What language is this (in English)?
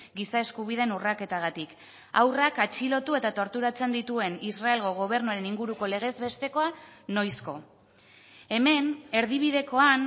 Basque